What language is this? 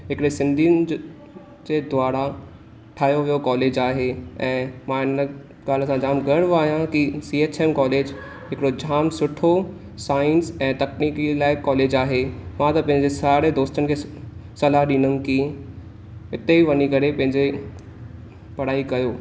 Sindhi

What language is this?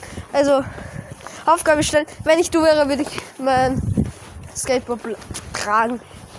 German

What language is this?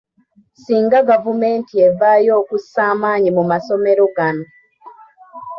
Ganda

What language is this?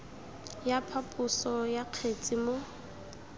Tswana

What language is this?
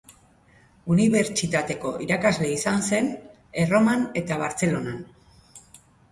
Basque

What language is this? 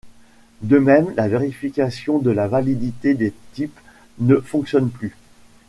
French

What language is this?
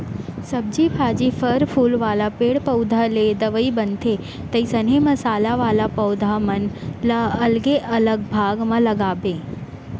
Chhattisgarhi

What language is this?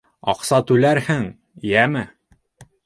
Bashkir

